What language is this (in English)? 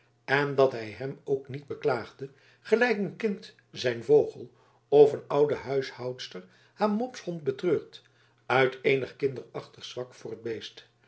Dutch